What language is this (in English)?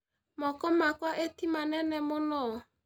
Kikuyu